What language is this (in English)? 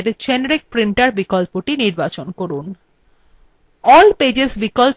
Bangla